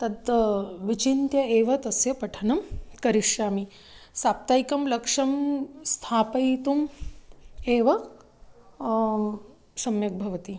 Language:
Sanskrit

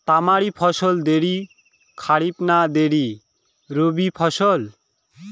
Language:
Bangla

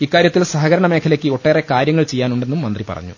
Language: Malayalam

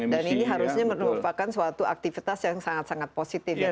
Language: Indonesian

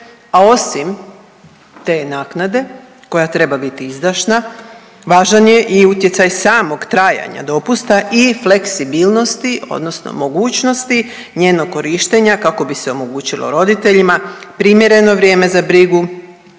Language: Croatian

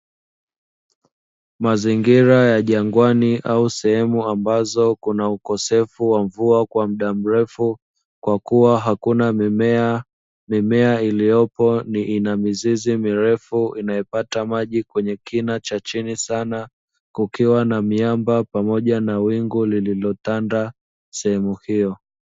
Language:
Swahili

